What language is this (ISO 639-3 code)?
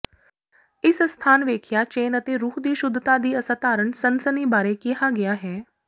pan